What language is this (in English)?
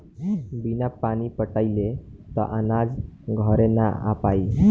Bhojpuri